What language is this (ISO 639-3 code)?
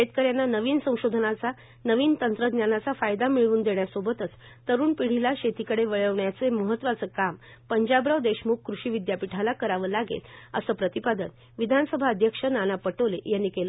mar